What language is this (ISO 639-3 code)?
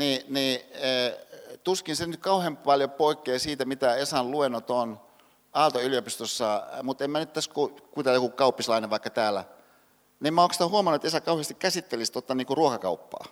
fin